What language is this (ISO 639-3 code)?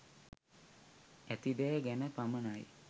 sin